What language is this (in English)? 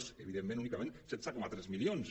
Catalan